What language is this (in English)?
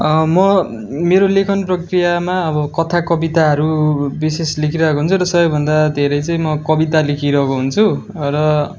Nepali